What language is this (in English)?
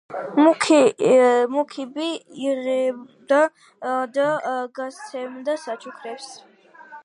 Georgian